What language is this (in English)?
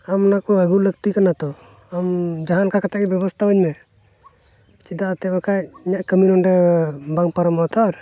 Santali